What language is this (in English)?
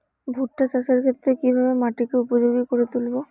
Bangla